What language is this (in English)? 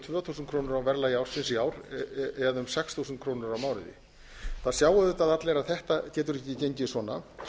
Icelandic